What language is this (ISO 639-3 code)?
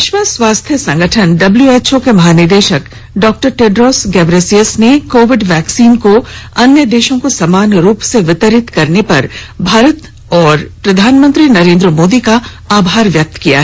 hin